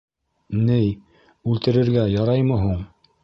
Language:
Bashkir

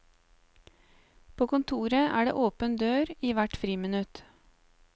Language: Norwegian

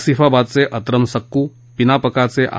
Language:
Marathi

